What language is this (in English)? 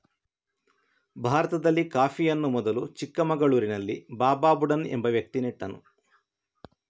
Kannada